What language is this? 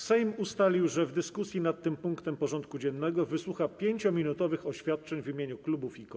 Polish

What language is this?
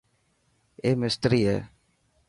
Dhatki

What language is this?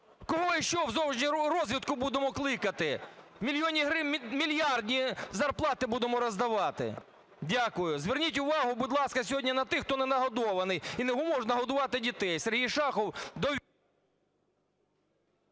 Ukrainian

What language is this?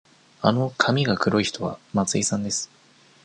Japanese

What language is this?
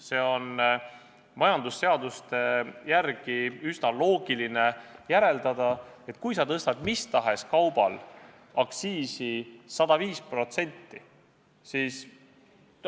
Estonian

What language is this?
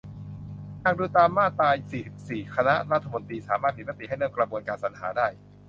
Thai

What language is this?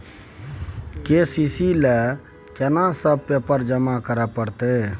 Maithili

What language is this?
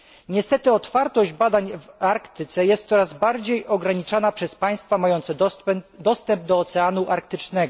Polish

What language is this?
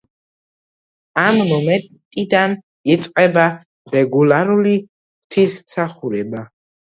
Georgian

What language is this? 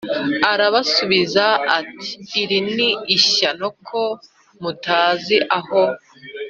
Kinyarwanda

